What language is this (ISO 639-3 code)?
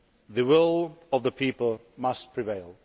eng